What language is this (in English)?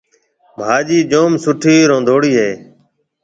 Marwari (Pakistan)